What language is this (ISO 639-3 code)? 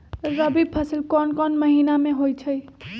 mag